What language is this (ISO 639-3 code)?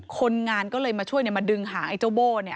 tha